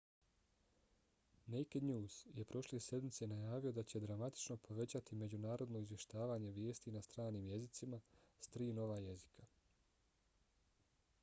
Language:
Bosnian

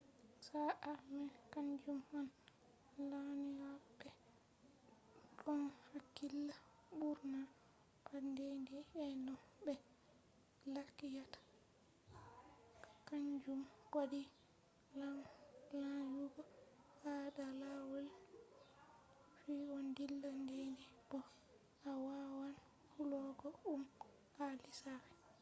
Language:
Fula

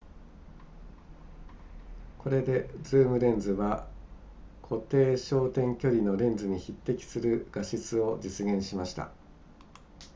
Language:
Japanese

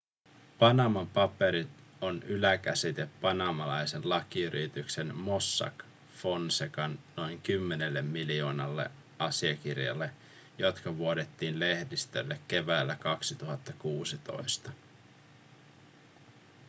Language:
Finnish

